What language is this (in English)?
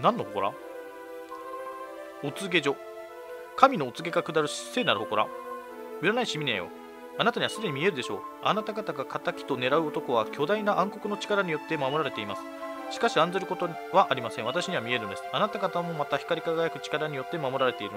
Japanese